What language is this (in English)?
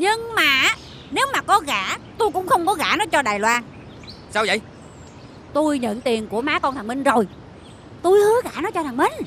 Vietnamese